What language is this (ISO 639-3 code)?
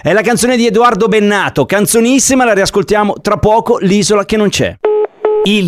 ita